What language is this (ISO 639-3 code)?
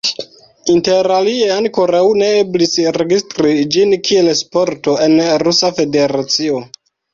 epo